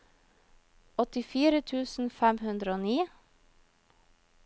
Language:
Norwegian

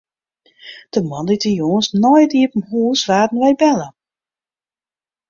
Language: Western Frisian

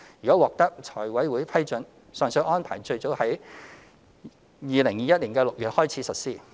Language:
Cantonese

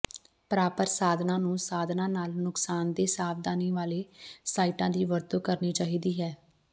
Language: Punjabi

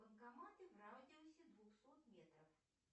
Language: Russian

